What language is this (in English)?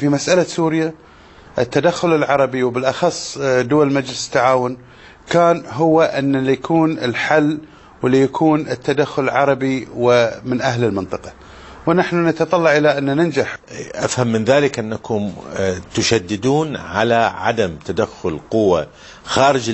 Arabic